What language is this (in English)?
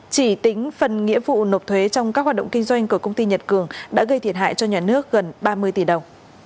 Vietnamese